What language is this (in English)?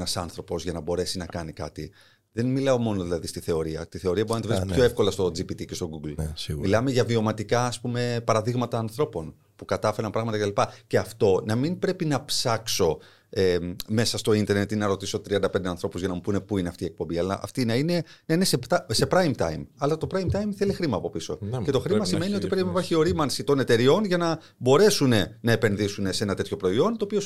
Greek